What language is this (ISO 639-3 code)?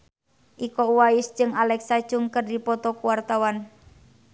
sun